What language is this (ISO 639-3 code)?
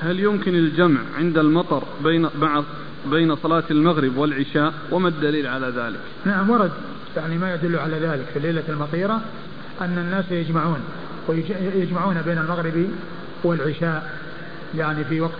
ara